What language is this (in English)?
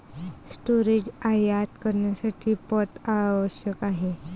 Marathi